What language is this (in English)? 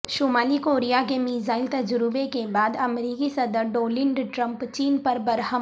Urdu